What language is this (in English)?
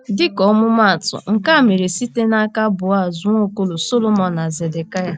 Igbo